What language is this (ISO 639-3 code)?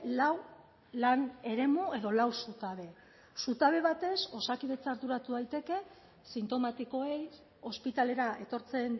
eus